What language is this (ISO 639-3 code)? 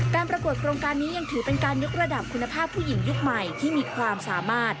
tha